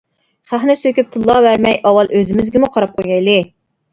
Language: Uyghur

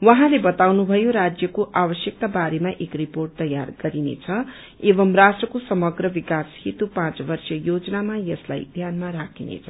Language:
Nepali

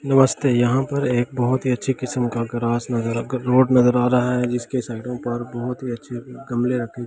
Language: Hindi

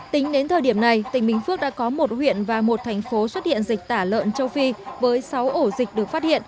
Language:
Vietnamese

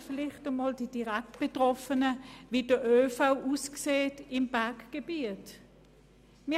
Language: Swiss German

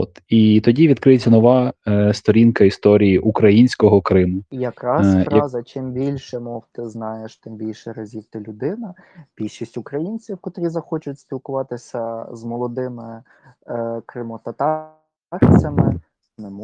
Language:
Ukrainian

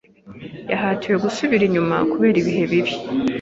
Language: Kinyarwanda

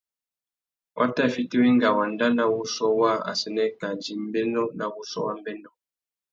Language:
Tuki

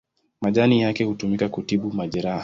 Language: Swahili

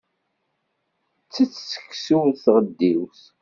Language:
Kabyle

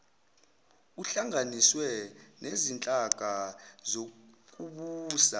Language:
Zulu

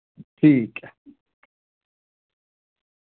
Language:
Dogri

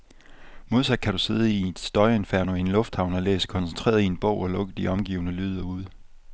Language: Danish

